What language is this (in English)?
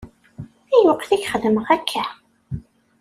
Kabyle